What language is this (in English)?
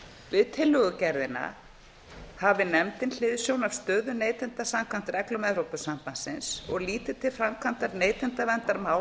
Icelandic